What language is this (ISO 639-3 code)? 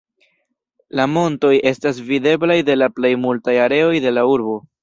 epo